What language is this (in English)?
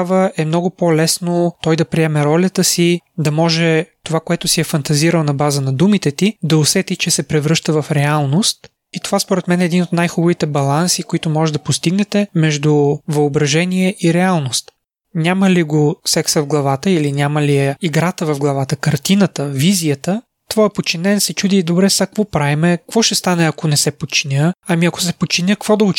Bulgarian